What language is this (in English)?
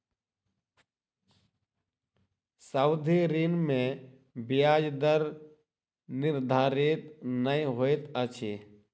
Maithili